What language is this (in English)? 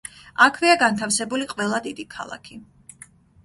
Georgian